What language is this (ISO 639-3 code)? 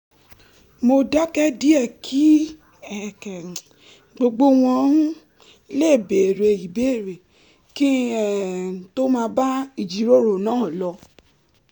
yor